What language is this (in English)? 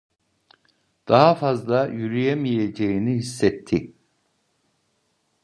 Turkish